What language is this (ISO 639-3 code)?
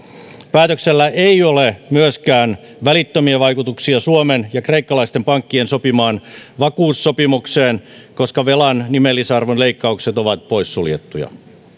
fin